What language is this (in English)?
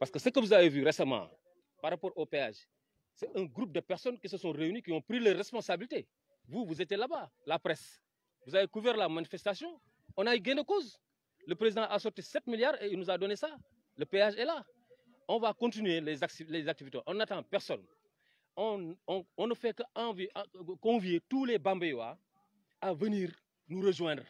French